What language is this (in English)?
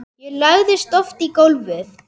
Icelandic